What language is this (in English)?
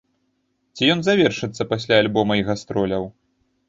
Belarusian